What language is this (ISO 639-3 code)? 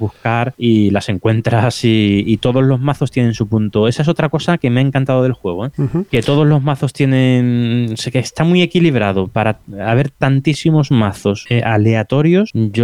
spa